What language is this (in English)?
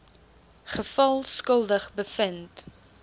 Afrikaans